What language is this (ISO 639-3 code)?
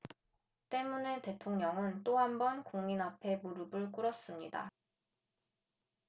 kor